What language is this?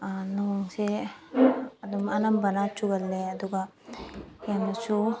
Manipuri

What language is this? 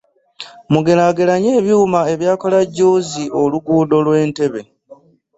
Ganda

